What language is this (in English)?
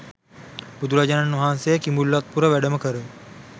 Sinhala